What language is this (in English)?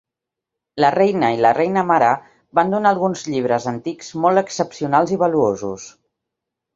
Catalan